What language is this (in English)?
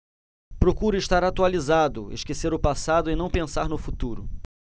Portuguese